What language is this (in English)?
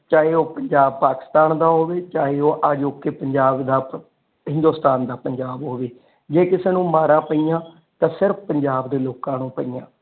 Punjabi